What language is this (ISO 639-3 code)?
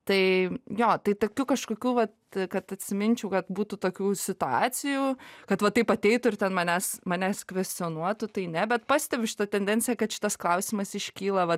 lit